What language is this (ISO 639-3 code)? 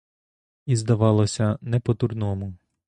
ukr